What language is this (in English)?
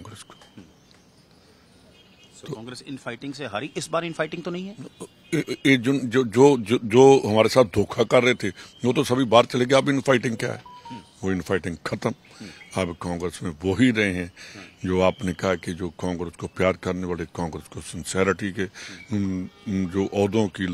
Hindi